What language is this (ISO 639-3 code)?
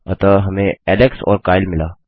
hin